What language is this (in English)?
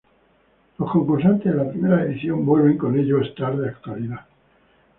Spanish